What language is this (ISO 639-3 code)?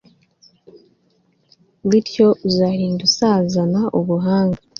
kin